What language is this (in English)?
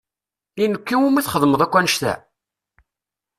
Kabyle